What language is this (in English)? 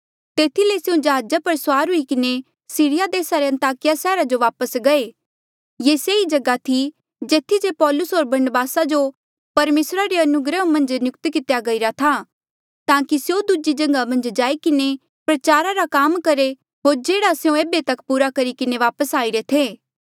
Mandeali